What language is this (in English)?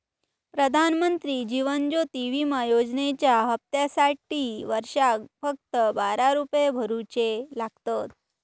Marathi